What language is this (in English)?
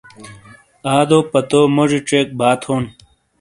Shina